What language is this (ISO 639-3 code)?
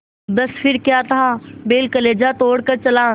hin